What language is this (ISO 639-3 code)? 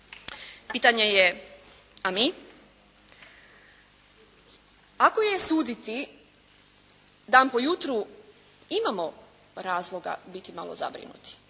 hrv